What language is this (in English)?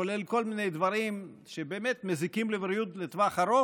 Hebrew